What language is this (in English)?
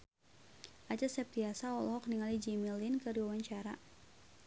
Sundanese